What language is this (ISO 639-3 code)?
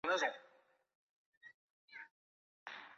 zho